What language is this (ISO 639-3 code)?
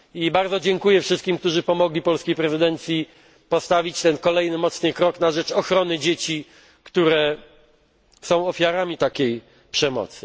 pol